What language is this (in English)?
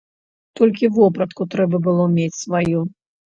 Belarusian